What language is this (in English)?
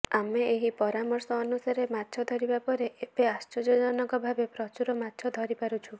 Odia